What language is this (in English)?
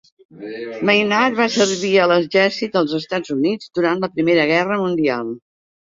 Catalan